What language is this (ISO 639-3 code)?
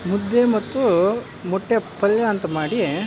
kan